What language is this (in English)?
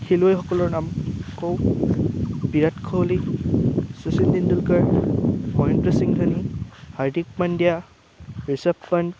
Assamese